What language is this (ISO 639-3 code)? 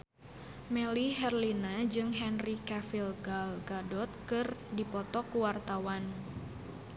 sun